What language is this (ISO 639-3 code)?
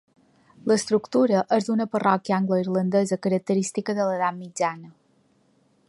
cat